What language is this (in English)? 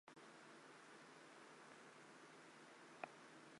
Chinese